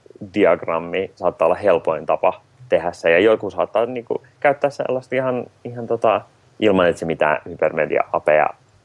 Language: Finnish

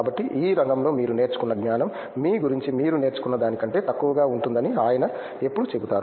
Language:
Telugu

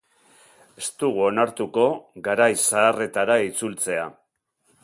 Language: Basque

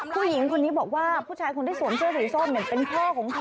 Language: Thai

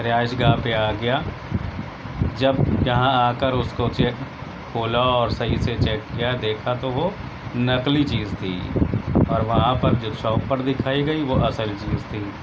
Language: Urdu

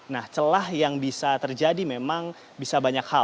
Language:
Indonesian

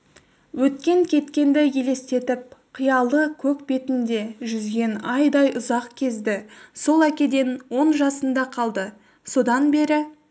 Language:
Kazakh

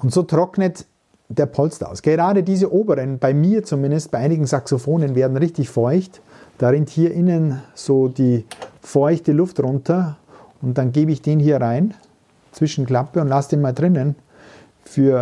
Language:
German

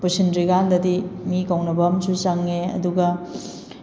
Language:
Manipuri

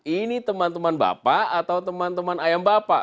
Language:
Indonesian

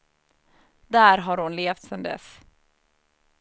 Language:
Swedish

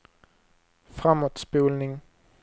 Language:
Swedish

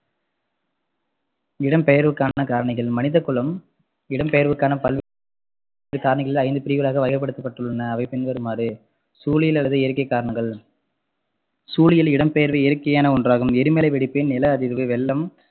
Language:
Tamil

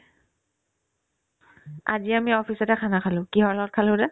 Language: Assamese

